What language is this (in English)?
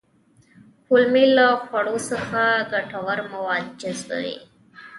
Pashto